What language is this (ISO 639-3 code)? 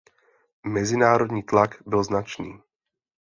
ces